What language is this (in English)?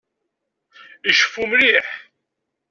Kabyle